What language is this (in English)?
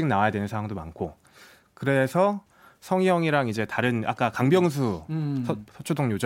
Korean